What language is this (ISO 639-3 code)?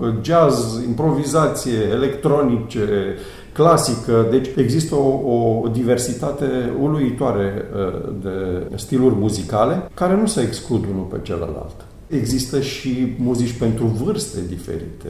ron